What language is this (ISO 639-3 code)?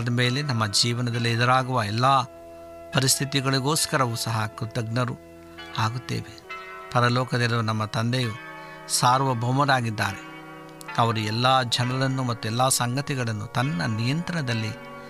kan